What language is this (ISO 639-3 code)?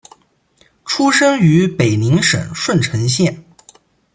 zho